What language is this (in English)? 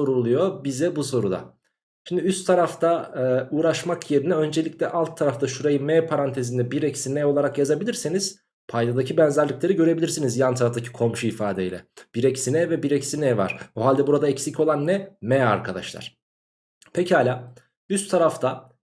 Turkish